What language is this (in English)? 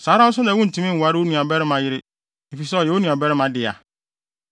Akan